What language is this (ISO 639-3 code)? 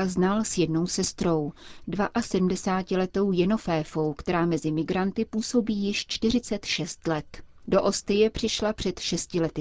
ces